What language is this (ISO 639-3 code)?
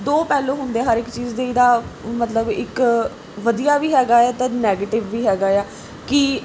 pan